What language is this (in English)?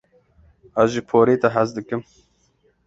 Kurdish